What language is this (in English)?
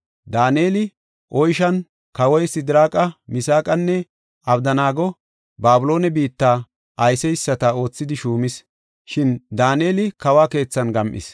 Gofa